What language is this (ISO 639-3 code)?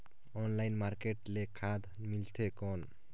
hne